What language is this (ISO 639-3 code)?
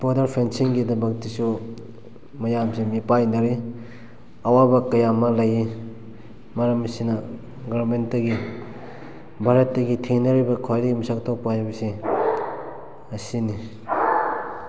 mni